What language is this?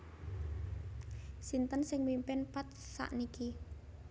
Javanese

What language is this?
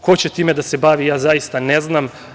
Serbian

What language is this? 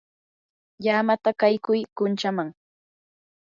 Yanahuanca Pasco Quechua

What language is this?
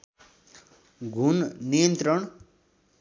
Nepali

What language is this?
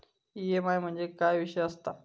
Marathi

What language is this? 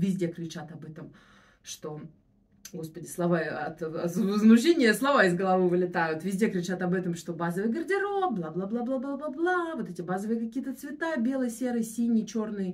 Russian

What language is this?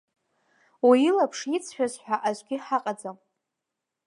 Abkhazian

